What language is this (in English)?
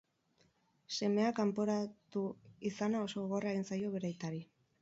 Basque